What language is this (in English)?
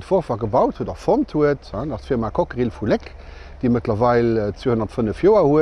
Dutch